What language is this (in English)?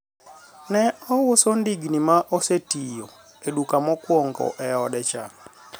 Luo (Kenya and Tanzania)